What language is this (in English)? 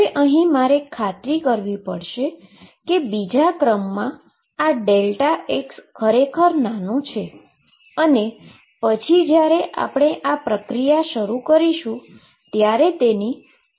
Gujarati